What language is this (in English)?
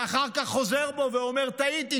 Hebrew